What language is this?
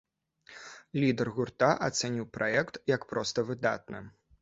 Belarusian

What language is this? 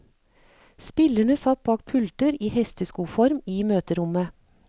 Norwegian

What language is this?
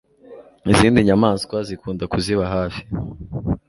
Kinyarwanda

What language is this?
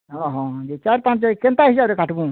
Odia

